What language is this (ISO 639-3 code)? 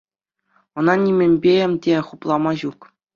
chv